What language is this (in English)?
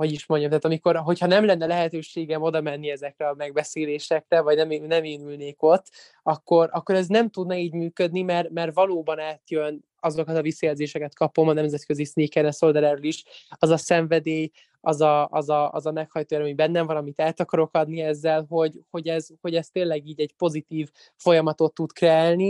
Hungarian